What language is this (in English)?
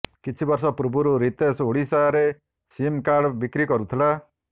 Odia